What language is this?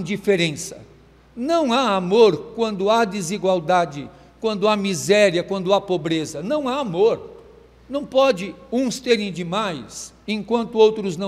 Portuguese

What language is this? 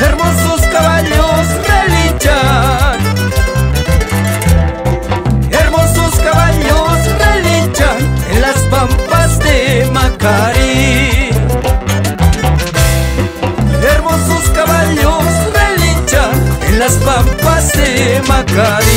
Spanish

